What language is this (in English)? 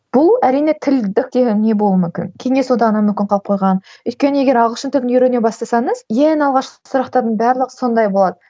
Kazakh